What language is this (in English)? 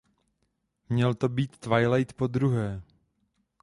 Czech